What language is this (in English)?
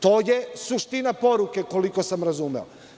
Serbian